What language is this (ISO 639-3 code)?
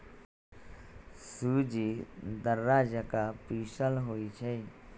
mag